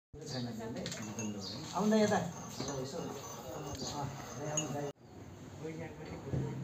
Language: Arabic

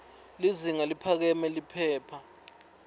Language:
Swati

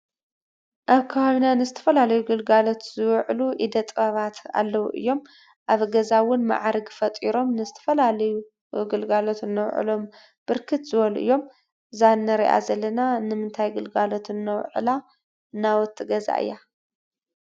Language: Tigrinya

